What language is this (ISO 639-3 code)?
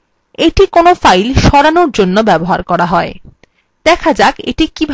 ben